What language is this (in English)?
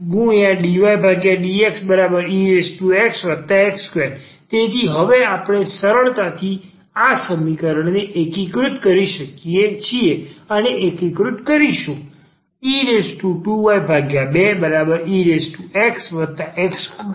Gujarati